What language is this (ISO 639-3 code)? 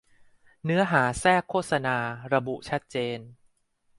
tha